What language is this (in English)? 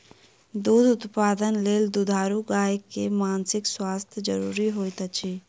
Maithili